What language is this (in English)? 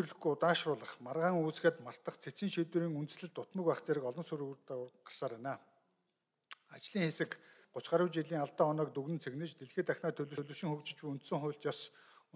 Arabic